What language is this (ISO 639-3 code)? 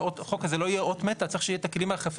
heb